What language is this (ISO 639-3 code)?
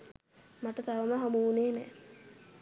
sin